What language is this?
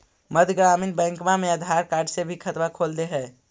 Magahi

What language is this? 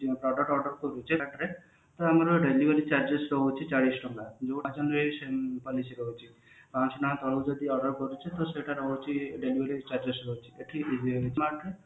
Odia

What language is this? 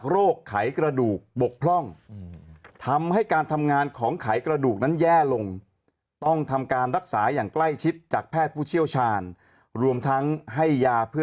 Thai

